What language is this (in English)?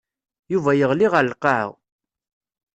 Kabyle